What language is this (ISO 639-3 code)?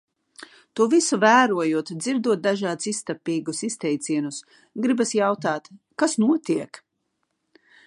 lav